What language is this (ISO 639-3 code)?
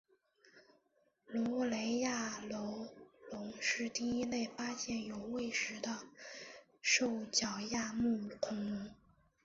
zho